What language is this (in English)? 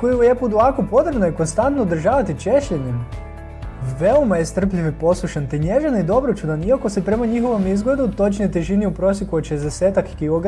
Croatian